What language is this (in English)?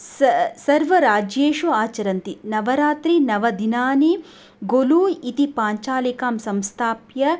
Sanskrit